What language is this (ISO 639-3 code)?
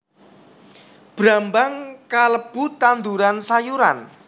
jav